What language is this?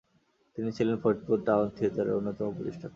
Bangla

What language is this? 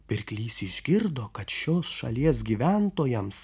Lithuanian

